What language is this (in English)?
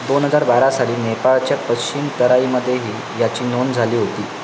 Marathi